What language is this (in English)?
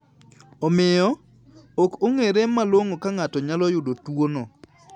Luo (Kenya and Tanzania)